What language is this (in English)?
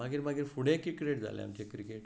Konkani